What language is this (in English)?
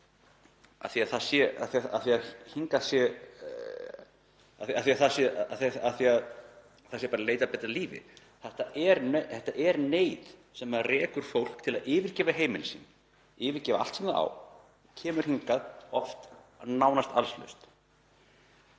Icelandic